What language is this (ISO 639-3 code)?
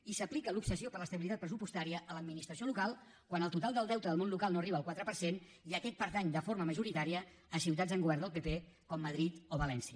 cat